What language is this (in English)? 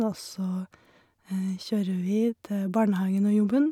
Norwegian